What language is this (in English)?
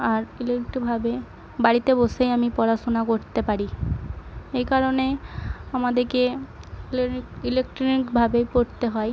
Bangla